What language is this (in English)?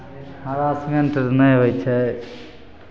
Maithili